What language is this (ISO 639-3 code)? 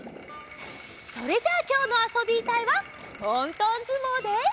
jpn